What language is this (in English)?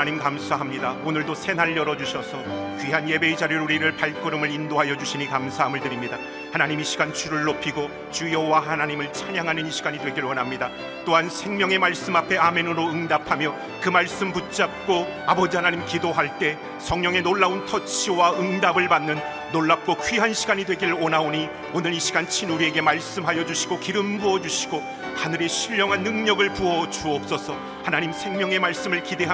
Korean